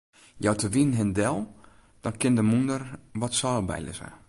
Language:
Western Frisian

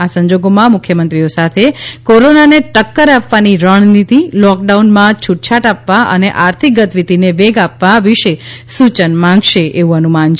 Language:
Gujarati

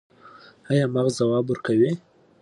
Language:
Pashto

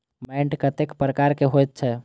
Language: Maithili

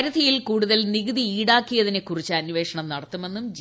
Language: Malayalam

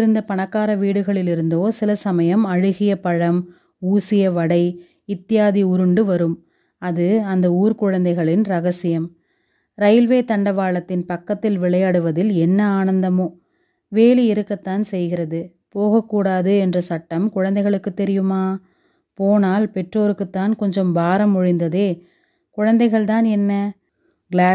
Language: Tamil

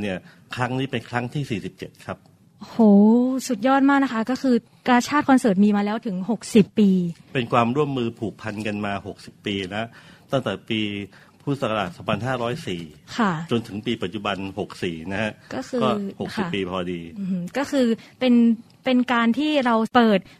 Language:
Thai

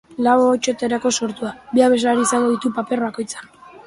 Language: Basque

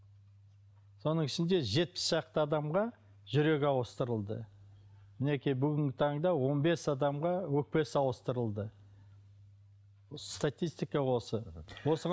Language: Kazakh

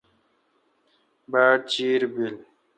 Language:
Kalkoti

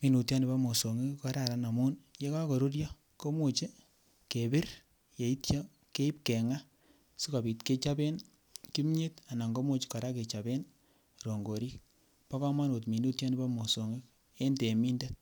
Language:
Kalenjin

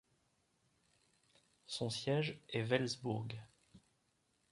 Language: French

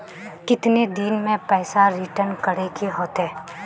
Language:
Magahi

